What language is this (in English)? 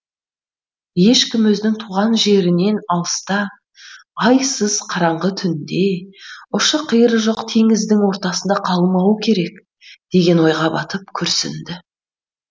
Kazakh